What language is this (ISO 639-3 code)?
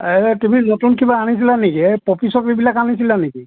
asm